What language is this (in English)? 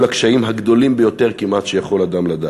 Hebrew